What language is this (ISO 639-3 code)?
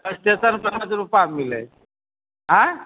mai